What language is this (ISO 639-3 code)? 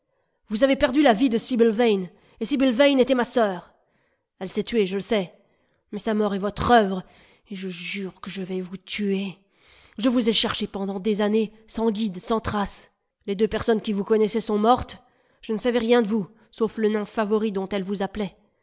fra